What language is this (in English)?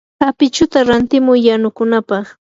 Yanahuanca Pasco Quechua